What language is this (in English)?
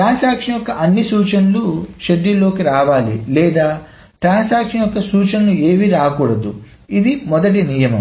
Telugu